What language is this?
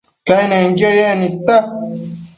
Matsés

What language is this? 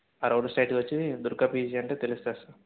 Telugu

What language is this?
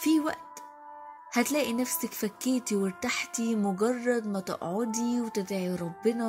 Arabic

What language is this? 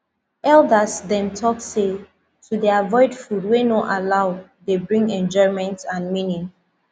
Nigerian Pidgin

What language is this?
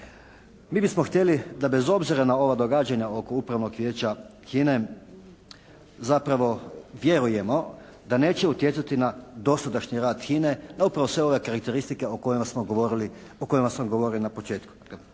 Croatian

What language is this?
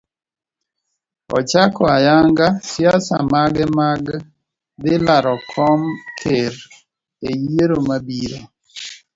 Luo (Kenya and Tanzania)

